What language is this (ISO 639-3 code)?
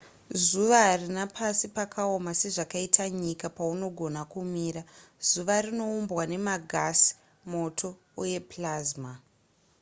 sna